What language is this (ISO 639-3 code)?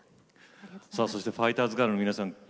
jpn